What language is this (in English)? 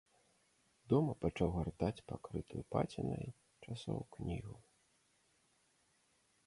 Belarusian